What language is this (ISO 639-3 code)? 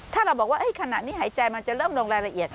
tha